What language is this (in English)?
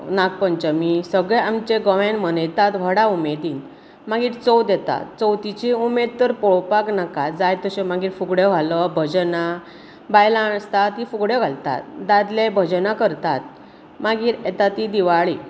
Konkani